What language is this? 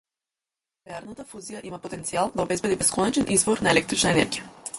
Macedonian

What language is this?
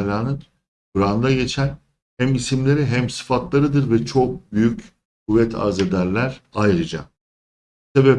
Turkish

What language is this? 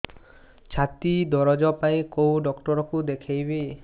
Odia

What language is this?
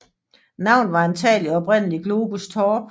Danish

